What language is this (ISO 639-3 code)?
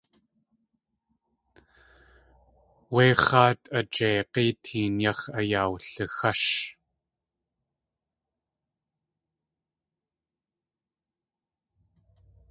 tli